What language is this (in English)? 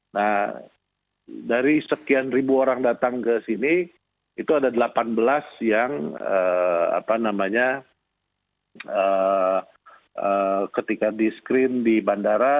Indonesian